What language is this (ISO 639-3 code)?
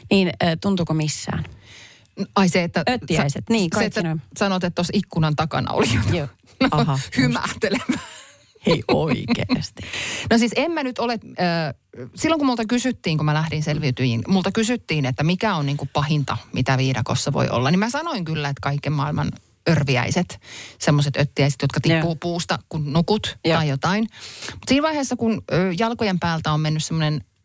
fin